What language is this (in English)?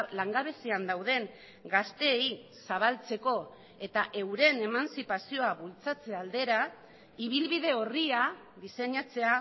Basque